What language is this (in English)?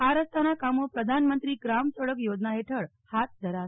Gujarati